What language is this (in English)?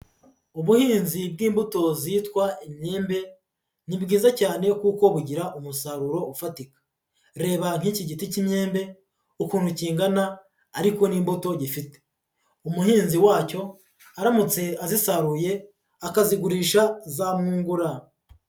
Kinyarwanda